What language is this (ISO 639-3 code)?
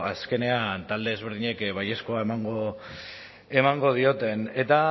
eus